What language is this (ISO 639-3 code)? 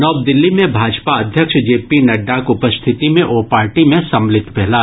mai